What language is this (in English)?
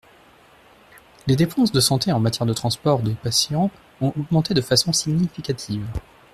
French